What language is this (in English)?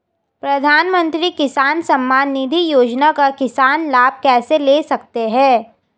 Hindi